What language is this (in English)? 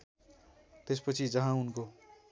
Nepali